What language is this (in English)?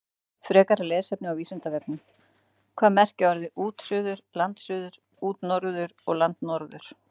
Icelandic